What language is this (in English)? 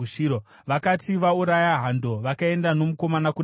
Shona